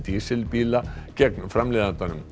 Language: Icelandic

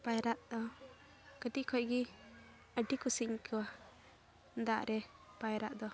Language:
Santali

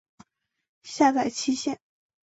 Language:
Chinese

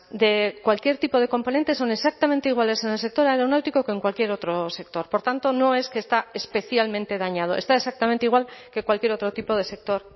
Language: Spanish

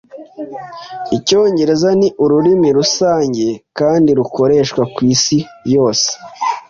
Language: Kinyarwanda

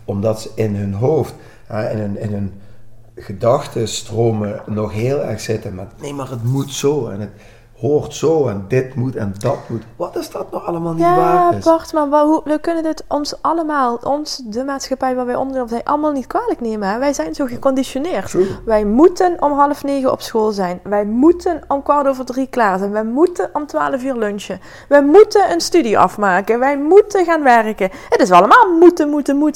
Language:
Dutch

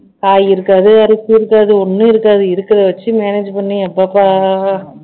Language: Tamil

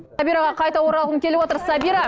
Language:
Kazakh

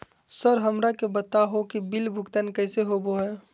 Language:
Magahi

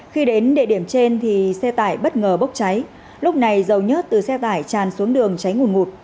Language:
Vietnamese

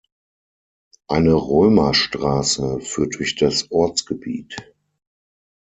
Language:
German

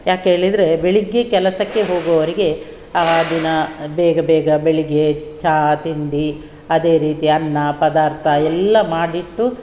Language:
Kannada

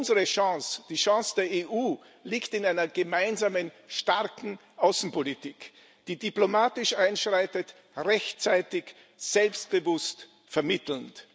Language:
German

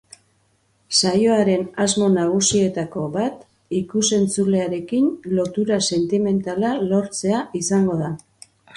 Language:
Basque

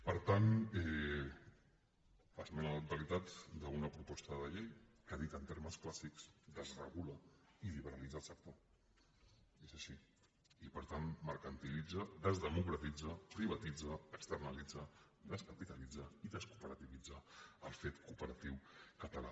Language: Catalan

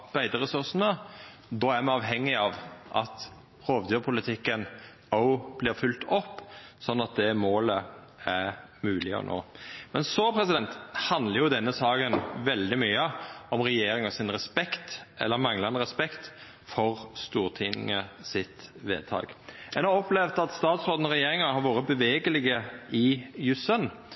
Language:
Norwegian Nynorsk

